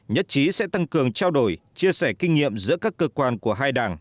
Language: Vietnamese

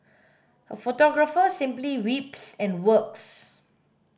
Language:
English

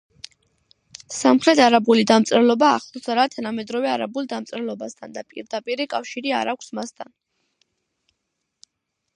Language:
Georgian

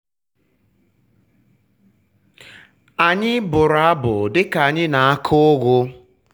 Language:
Igbo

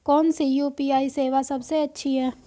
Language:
Hindi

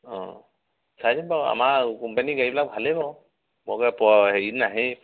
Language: Assamese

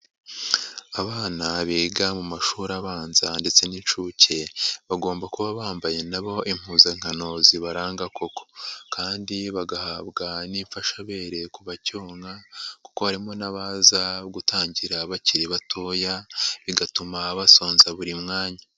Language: Kinyarwanda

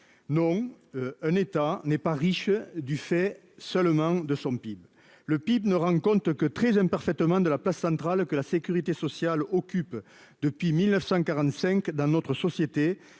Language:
French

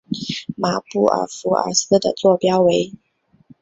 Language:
Chinese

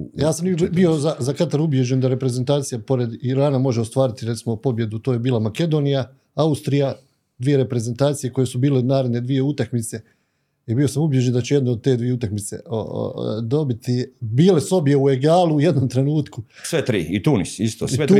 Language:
Croatian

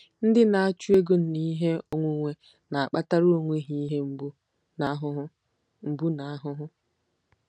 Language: Igbo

